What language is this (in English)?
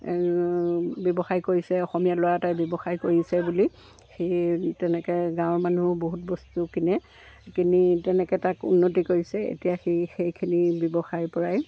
Assamese